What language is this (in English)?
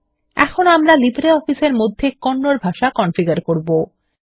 Bangla